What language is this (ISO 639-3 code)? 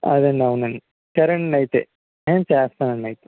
tel